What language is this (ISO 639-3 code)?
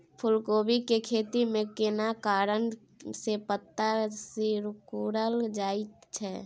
mai